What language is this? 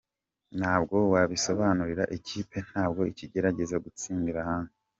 Kinyarwanda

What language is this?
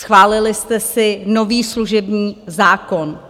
Czech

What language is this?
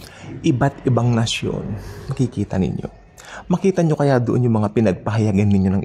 Filipino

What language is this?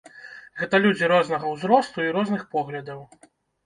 Belarusian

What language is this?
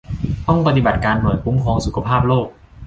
Thai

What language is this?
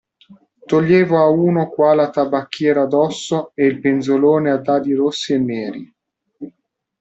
Italian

